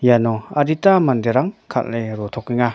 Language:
Garo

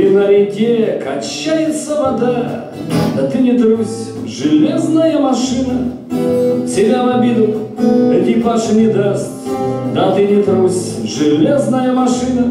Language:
Russian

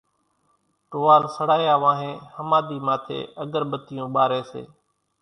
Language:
Kachi Koli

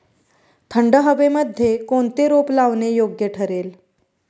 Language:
Marathi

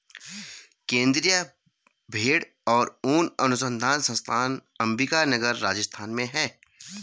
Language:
Hindi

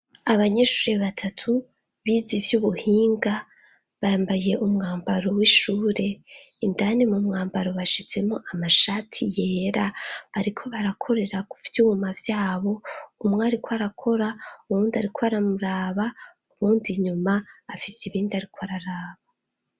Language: Rundi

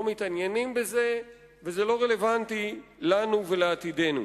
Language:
Hebrew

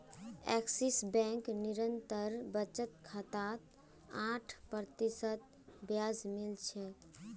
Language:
Magahi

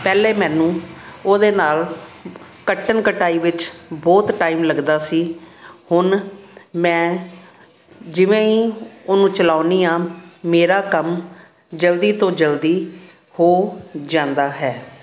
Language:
Punjabi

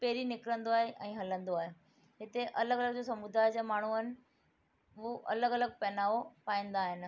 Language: Sindhi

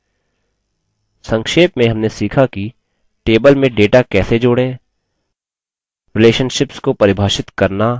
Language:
Hindi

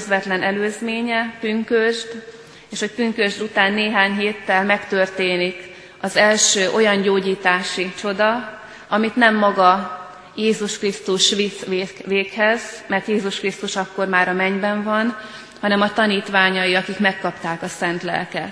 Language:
Hungarian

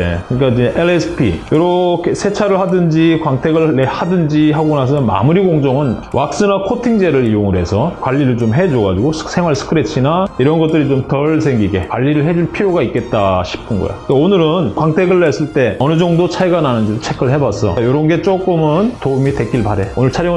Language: Korean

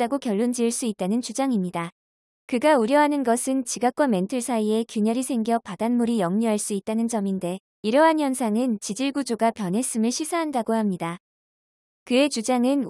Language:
Korean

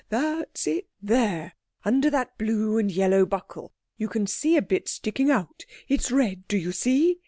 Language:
English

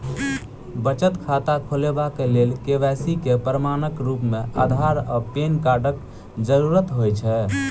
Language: Maithili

